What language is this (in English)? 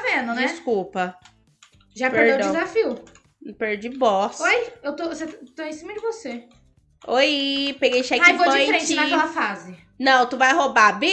Portuguese